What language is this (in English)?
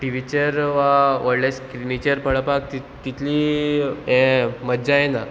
Konkani